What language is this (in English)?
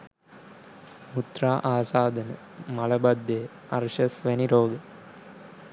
Sinhala